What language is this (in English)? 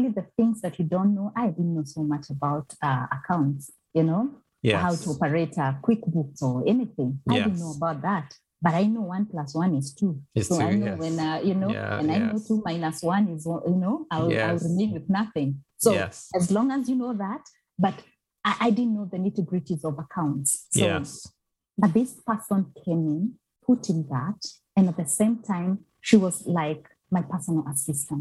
English